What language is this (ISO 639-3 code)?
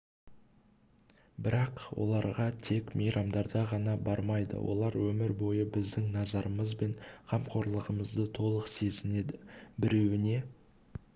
kaz